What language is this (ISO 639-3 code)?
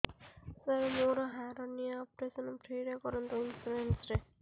ori